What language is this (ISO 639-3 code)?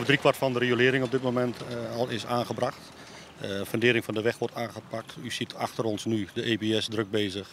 nld